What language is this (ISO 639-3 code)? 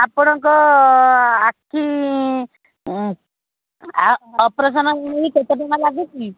ori